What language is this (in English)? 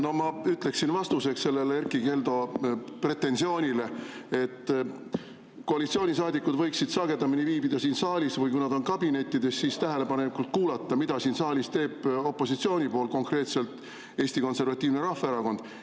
Estonian